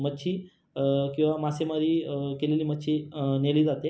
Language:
Marathi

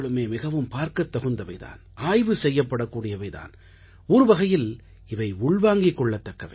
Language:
Tamil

